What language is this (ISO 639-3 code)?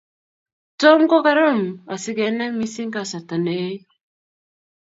kln